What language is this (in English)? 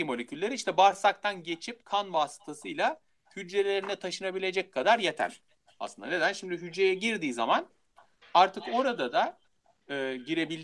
Turkish